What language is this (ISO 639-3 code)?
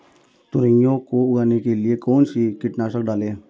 hin